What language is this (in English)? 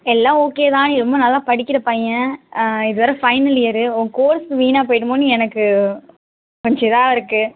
Tamil